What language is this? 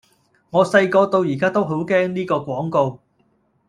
Cantonese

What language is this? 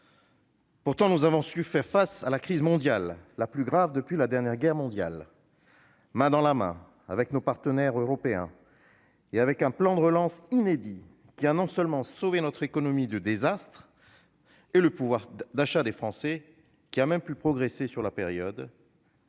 French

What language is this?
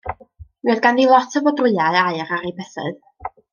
Welsh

